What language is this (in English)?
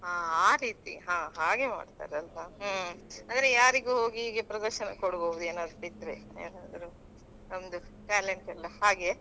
Kannada